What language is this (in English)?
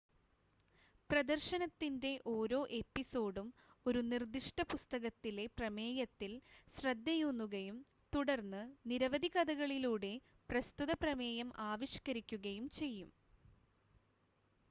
Malayalam